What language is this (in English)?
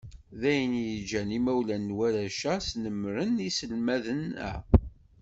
Kabyle